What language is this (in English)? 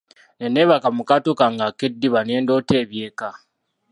Ganda